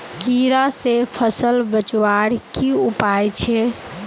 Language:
Magahi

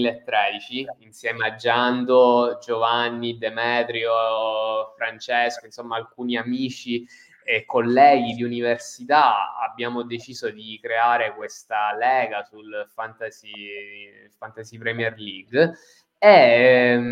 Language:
Italian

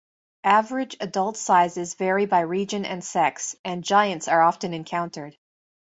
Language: English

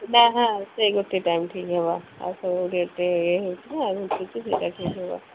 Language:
Odia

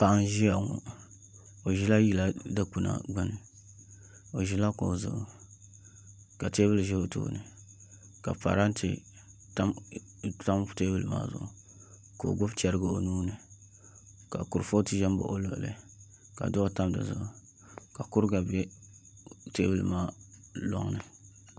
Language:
Dagbani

